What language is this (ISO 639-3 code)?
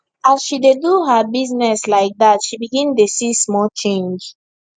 pcm